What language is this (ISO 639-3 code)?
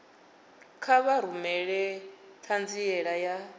ven